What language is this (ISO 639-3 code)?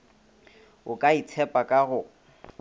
nso